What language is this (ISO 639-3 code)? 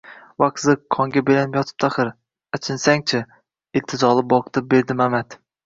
uzb